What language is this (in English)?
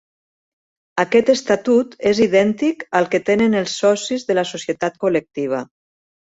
Catalan